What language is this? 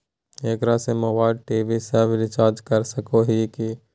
Magahi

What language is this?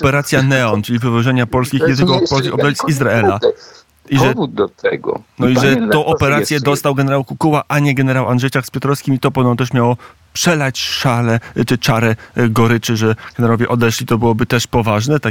Polish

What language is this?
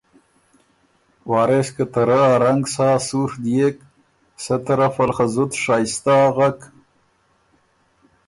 Ormuri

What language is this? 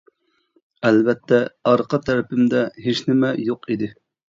Uyghur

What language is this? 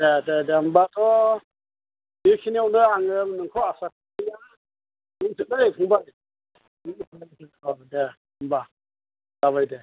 Bodo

